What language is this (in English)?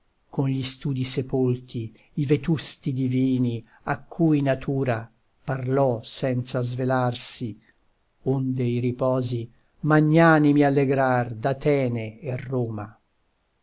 Italian